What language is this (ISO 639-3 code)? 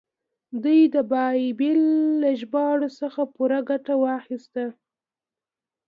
pus